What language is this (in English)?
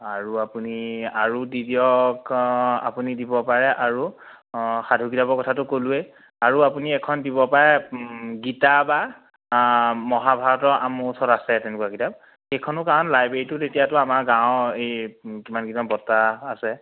Assamese